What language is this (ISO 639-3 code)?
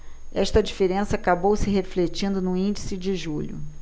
por